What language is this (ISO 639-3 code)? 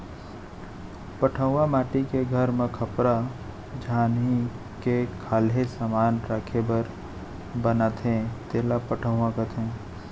hne